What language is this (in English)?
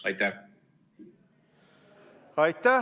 Estonian